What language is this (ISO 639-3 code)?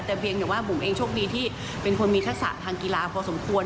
tha